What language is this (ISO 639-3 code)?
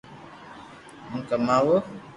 lrk